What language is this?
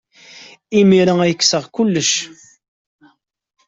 Kabyle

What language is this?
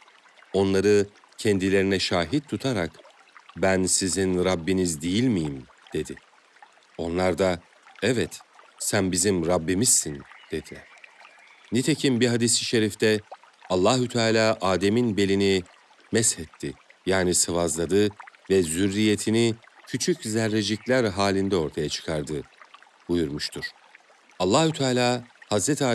Turkish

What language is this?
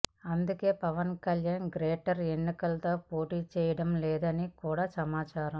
Telugu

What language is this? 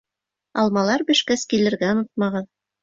Bashkir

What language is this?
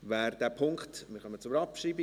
Swiss German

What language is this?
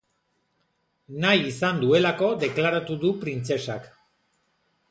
Basque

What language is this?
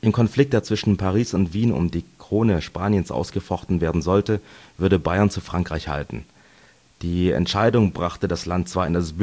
German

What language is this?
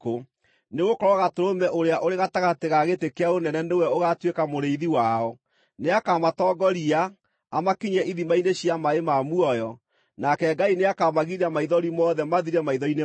Kikuyu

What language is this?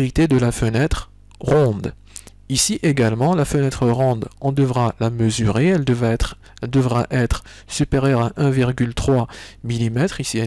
French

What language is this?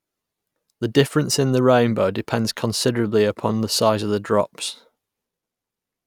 English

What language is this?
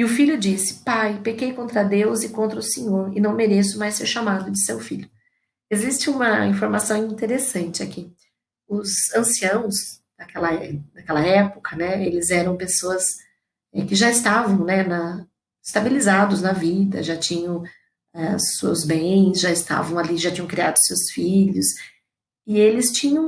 Portuguese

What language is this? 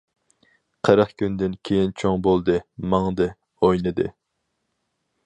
Uyghur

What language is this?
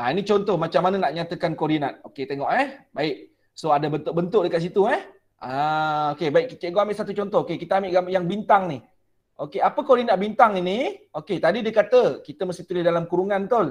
Malay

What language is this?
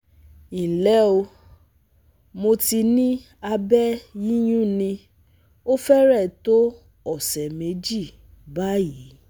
Yoruba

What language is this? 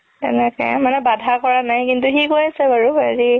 Assamese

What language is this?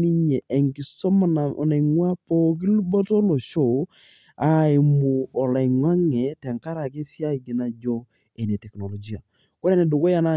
Masai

